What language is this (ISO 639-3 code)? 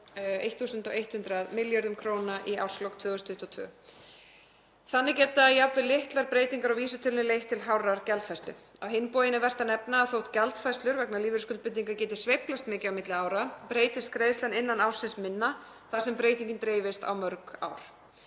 isl